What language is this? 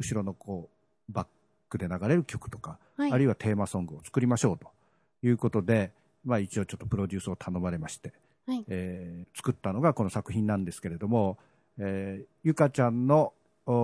Japanese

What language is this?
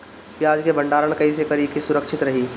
Bhojpuri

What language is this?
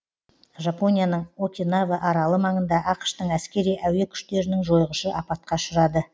Kazakh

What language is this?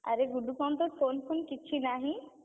Odia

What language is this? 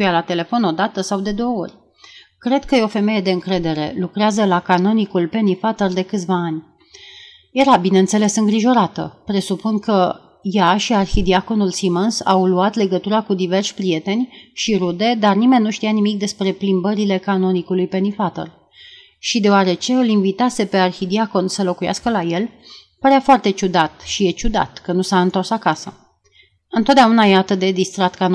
Romanian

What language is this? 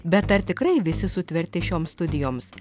Lithuanian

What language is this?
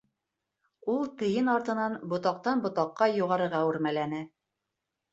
Bashkir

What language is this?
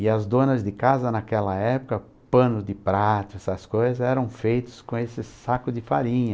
Portuguese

